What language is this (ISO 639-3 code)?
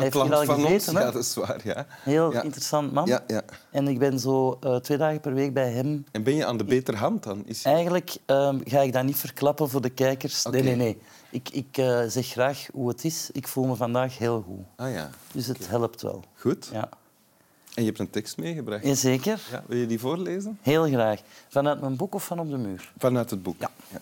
nld